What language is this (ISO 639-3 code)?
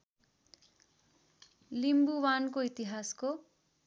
nep